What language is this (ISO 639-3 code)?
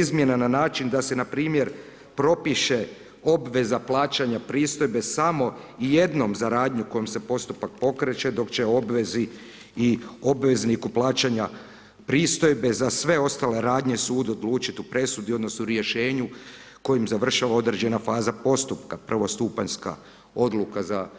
hrv